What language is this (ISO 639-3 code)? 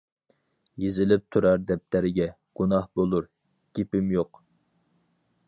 uig